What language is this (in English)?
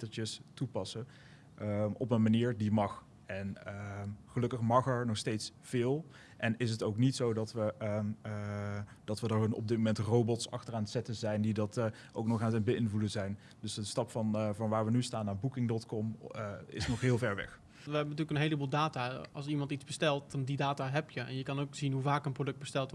Dutch